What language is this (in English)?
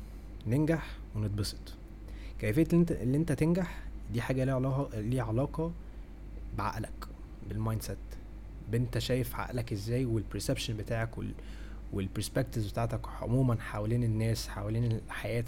Arabic